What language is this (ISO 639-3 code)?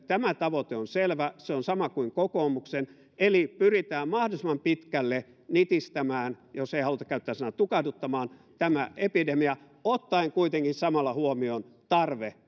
fin